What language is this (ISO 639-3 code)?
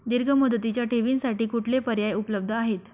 mar